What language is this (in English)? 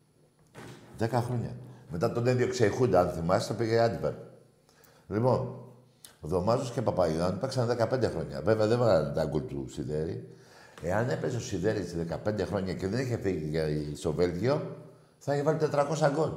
Greek